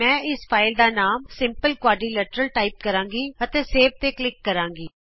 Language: Punjabi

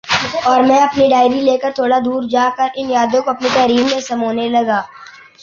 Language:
Urdu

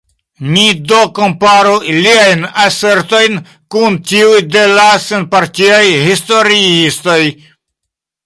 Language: Esperanto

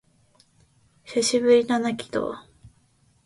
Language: Japanese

